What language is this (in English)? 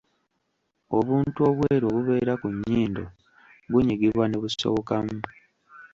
Ganda